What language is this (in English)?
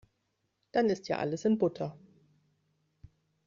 German